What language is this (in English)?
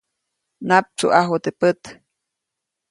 Copainalá Zoque